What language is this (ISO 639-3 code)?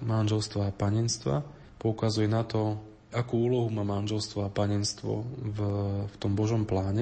slk